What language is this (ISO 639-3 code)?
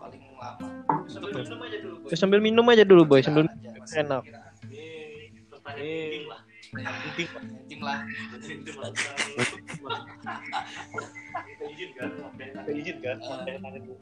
ind